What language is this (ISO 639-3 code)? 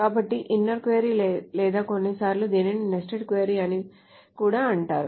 tel